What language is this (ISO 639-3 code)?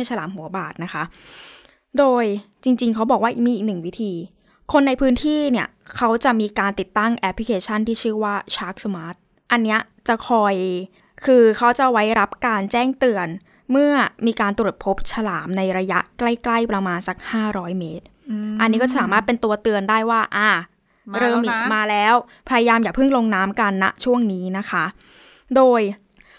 tha